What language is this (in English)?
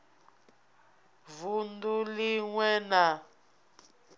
Venda